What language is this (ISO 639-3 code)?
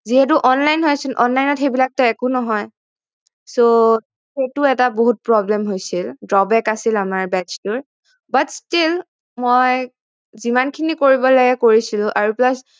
asm